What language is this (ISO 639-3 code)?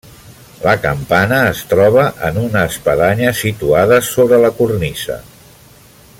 cat